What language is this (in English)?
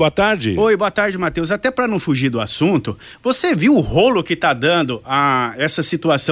Portuguese